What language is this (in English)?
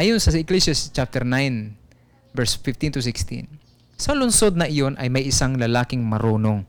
Filipino